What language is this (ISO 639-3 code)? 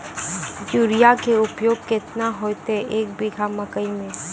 mai